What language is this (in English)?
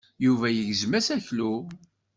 Kabyle